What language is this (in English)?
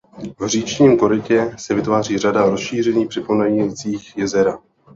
Czech